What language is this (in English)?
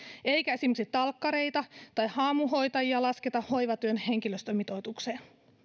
Finnish